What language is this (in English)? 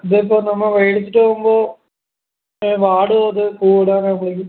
Malayalam